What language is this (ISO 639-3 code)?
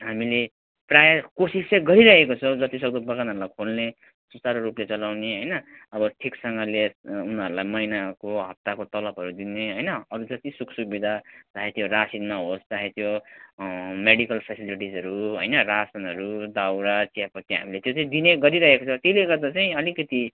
nep